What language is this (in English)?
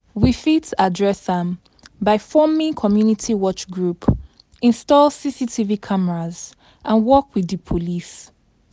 Nigerian Pidgin